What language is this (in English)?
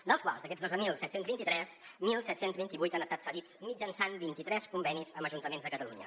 Catalan